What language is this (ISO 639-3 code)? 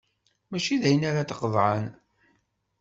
kab